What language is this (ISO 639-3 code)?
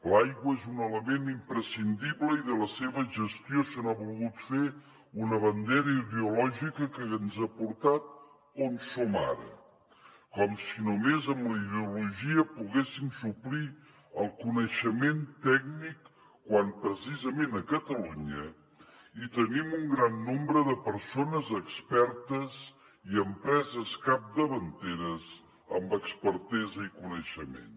cat